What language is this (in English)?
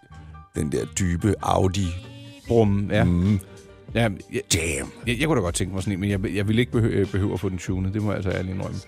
Danish